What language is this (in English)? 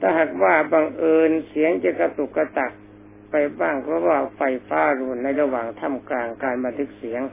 Thai